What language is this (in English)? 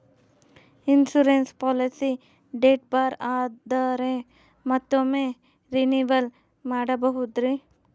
Kannada